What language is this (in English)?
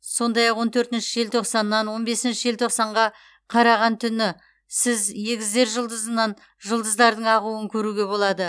Kazakh